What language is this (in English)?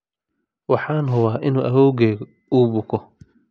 Somali